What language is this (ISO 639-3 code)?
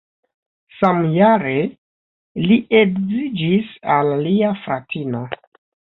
epo